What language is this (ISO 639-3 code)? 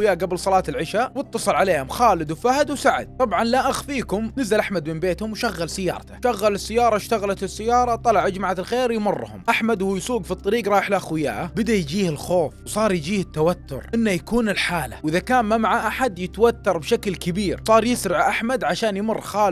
ara